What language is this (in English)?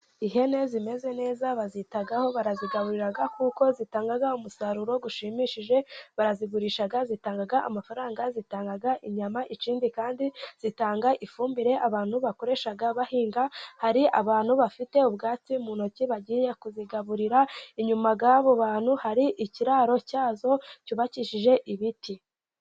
Kinyarwanda